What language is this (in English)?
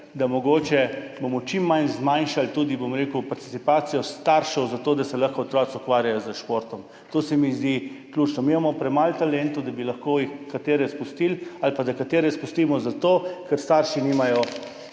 Slovenian